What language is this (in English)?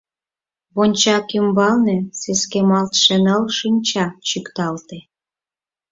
Mari